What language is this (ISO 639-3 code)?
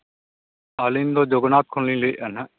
sat